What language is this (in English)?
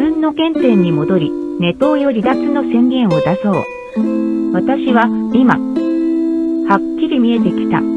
Japanese